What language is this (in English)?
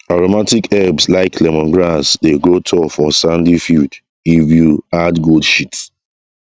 Nigerian Pidgin